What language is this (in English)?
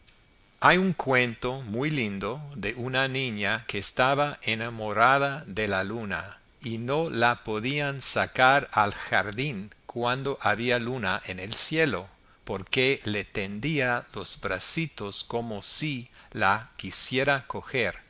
Spanish